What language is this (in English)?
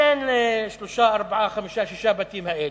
Hebrew